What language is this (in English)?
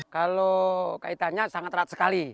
Indonesian